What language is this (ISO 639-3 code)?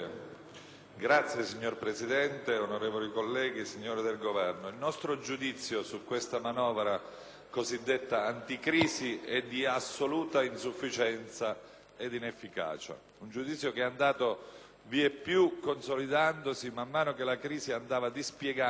ita